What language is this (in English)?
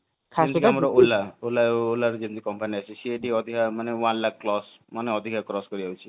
Odia